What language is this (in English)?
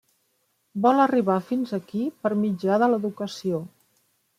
Catalan